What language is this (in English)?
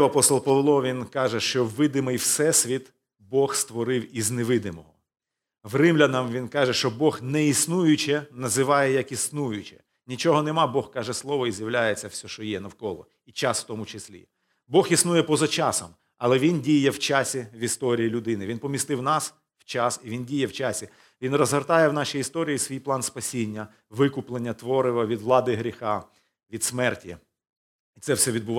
Ukrainian